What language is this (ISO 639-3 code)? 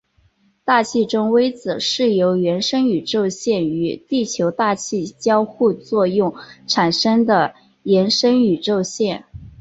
zho